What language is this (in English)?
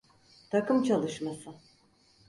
Turkish